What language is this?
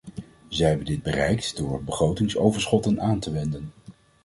Dutch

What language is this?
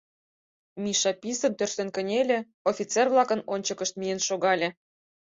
Mari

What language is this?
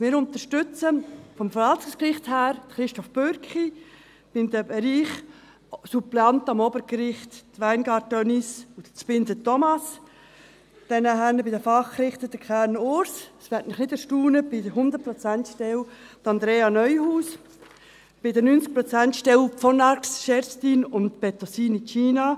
Swiss German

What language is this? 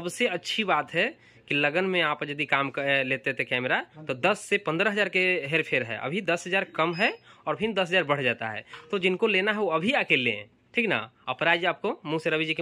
Hindi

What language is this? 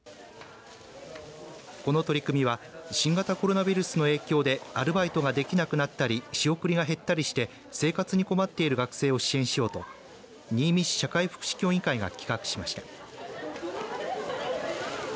Japanese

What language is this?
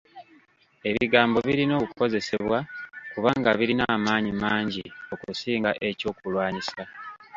Ganda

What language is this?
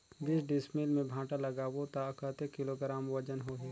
Chhattisgarhi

